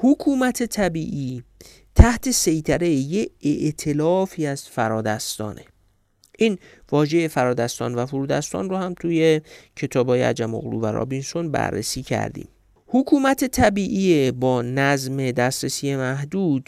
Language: Persian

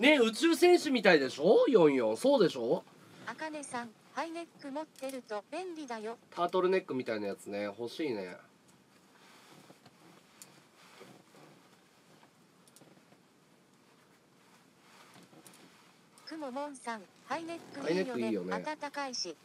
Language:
Japanese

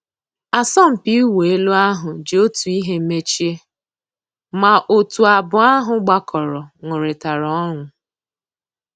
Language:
Igbo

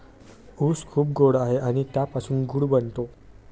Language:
Marathi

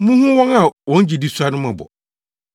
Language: Akan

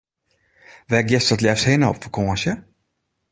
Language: Western Frisian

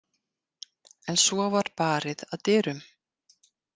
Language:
Icelandic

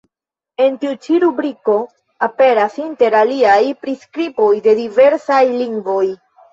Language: Esperanto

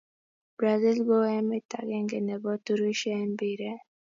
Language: Kalenjin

